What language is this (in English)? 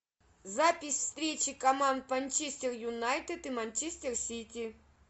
Russian